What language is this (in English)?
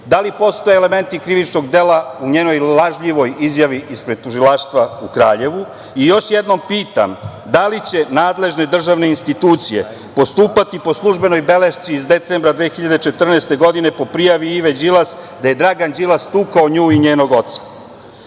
Serbian